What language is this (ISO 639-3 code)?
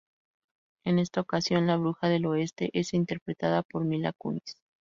spa